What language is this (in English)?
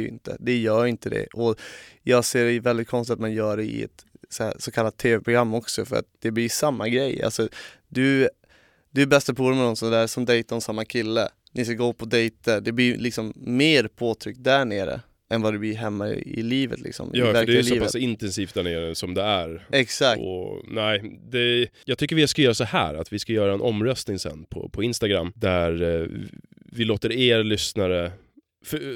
Swedish